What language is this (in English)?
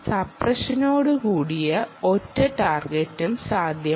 Malayalam